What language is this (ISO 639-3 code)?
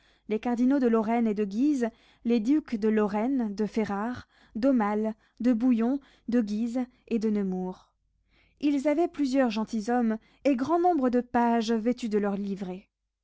fra